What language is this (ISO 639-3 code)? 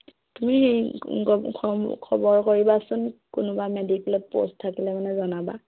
asm